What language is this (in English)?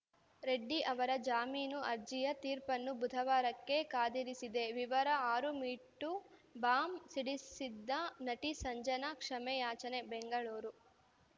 Kannada